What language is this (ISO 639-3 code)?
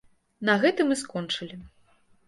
bel